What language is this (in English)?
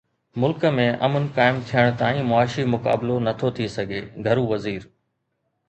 Sindhi